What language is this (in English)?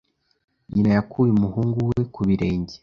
Kinyarwanda